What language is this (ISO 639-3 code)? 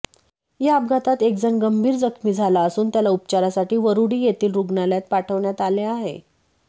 mar